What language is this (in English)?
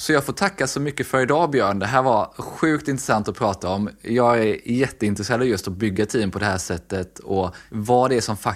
Swedish